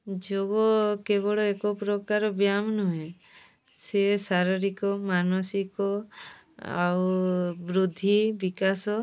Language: Odia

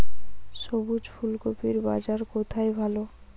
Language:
Bangla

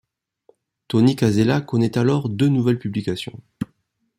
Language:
French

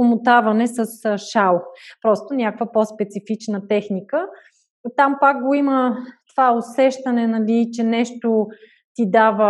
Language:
Bulgarian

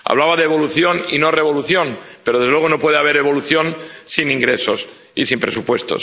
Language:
Spanish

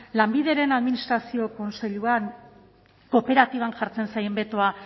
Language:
Basque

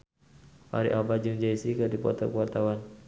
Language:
Sundanese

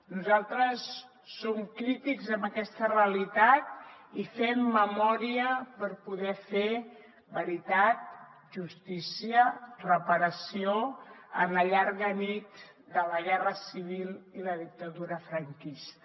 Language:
Catalan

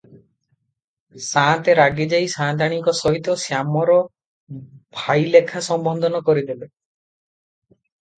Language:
Odia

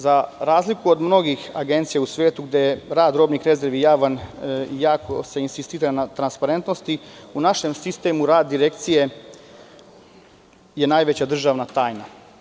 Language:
Serbian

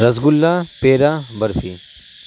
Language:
Urdu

